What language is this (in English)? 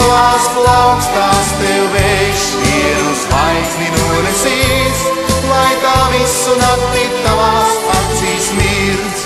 Latvian